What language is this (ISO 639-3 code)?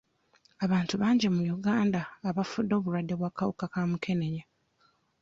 lug